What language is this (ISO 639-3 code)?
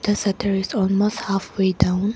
eng